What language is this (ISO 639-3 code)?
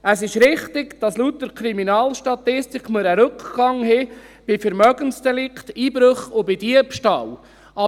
gsw